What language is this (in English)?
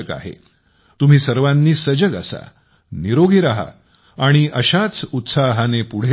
Marathi